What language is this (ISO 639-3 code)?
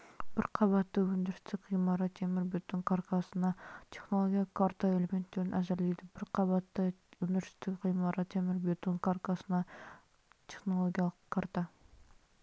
kaz